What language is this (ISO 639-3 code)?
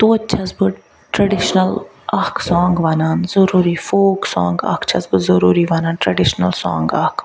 kas